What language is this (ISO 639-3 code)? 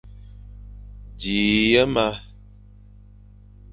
fan